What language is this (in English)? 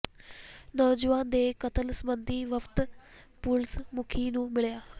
Punjabi